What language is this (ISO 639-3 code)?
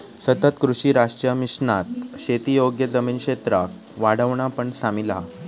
mar